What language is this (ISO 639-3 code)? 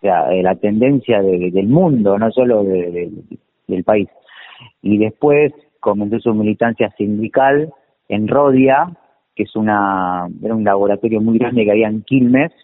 spa